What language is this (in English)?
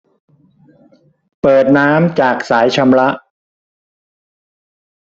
Thai